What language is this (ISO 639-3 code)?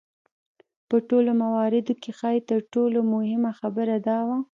pus